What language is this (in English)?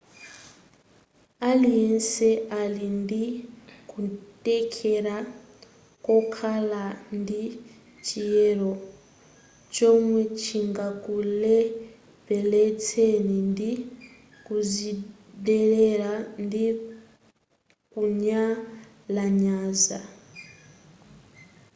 Nyanja